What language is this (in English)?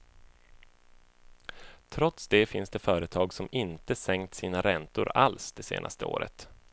Swedish